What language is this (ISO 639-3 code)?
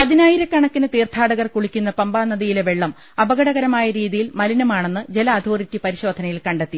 mal